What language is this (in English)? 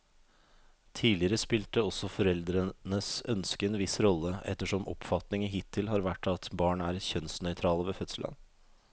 Norwegian